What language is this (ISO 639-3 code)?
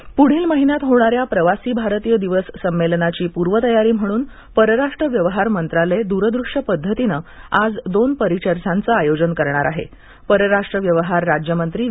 mar